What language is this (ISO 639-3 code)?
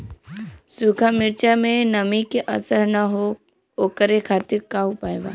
bho